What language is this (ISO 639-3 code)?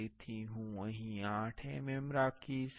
guj